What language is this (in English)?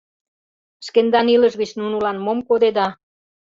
Mari